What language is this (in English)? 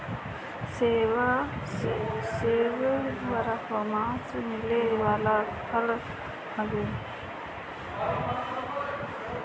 Bhojpuri